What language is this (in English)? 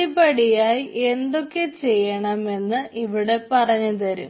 Malayalam